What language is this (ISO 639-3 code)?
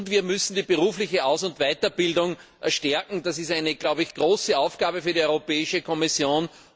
deu